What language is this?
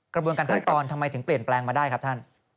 Thai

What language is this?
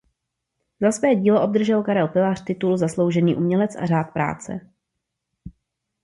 Czech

